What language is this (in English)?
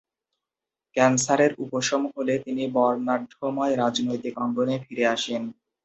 Bangla